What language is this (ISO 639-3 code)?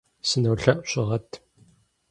kbd